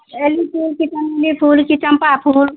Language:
Maithili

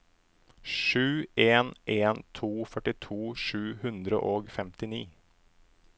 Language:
Norwegian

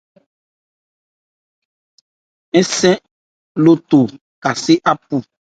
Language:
Ebrié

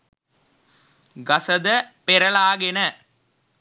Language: Sinhala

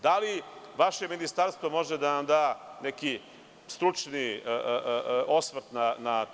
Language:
Serbian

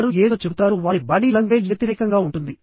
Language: Telugu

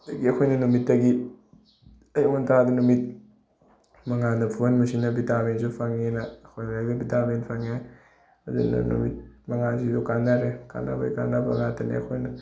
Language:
Manipuri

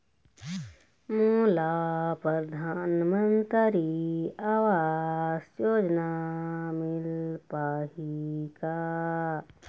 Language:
Chhattisgarhi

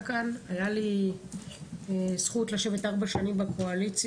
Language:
Hebrew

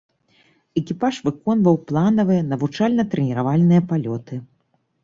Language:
Belarusian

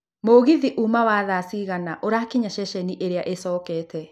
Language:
Kikuyu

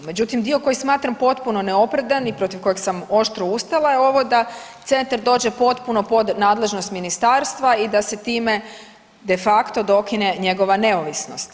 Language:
Croatian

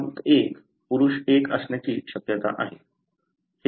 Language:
Marathi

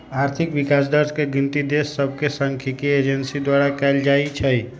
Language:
Magahi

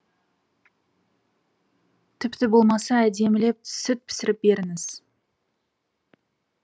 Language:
Kazakh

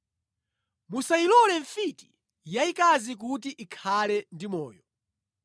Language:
Nyanja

